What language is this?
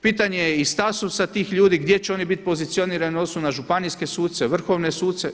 Croatian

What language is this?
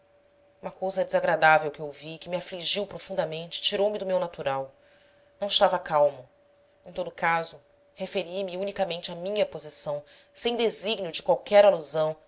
Portuguese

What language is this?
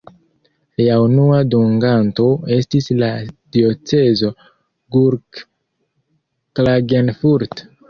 Esperanto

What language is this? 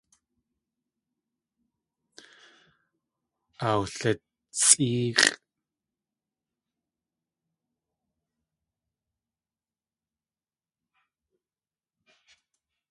Tlingit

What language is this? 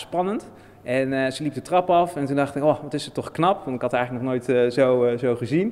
Dutch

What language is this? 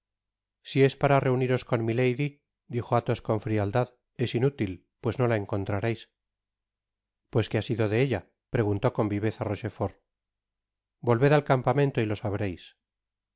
Spanish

